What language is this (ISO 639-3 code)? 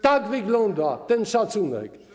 pol